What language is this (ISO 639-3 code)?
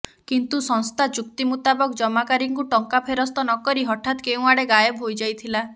ori